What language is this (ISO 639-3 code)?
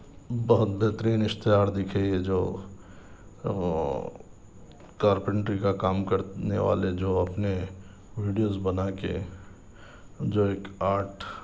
urd